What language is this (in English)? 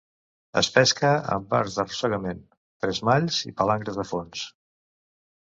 Catalan